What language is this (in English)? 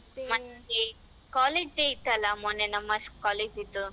Kannada